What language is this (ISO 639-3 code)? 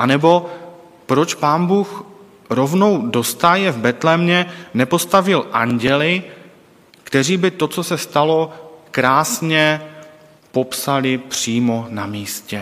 ces